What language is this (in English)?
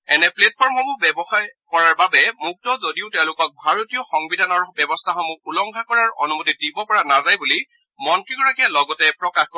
Assamese